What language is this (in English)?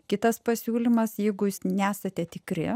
Lithuanian